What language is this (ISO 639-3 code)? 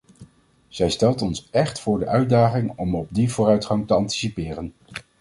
nld